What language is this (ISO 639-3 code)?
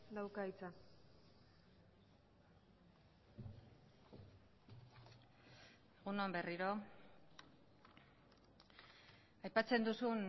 eus